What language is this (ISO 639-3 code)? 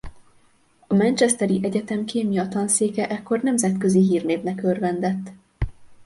hun